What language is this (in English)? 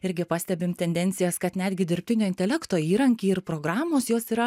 Lithuanian